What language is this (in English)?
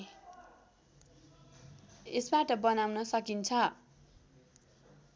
Nepali